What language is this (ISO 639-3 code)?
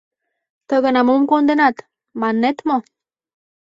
chm